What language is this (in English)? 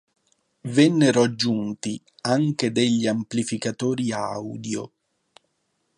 Italian